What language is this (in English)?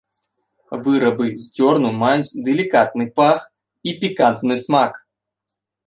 Belarusian